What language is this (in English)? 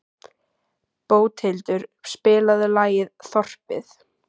Icelandic